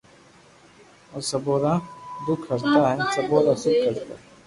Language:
Loarki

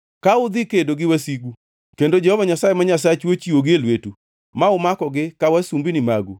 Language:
Luo (Kenya and Tanzania)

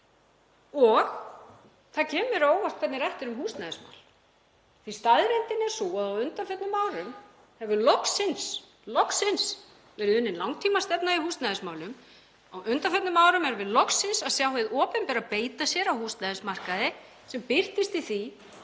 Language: Icelandic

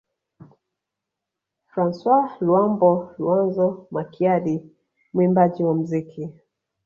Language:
Swahili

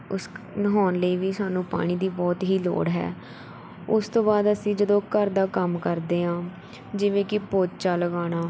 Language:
Punjabi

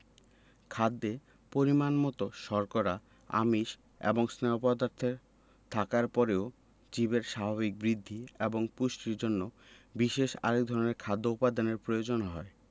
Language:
Bangla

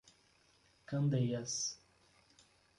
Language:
Portuguese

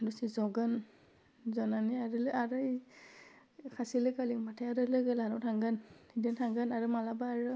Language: Bodo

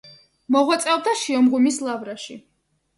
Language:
Georgian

